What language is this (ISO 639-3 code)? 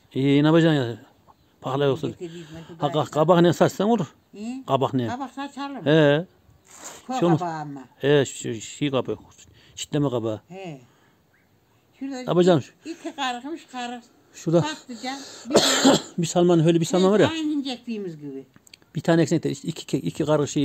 tur